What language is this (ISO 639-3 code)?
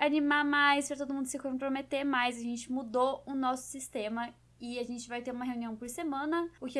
por